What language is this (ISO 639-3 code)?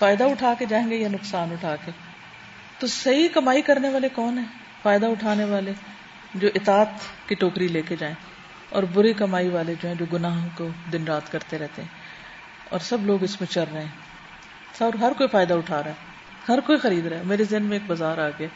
urd